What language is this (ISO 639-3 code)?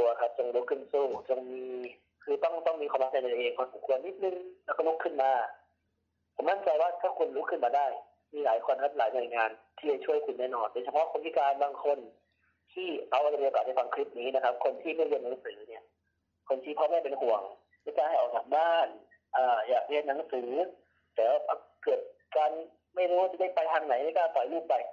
tha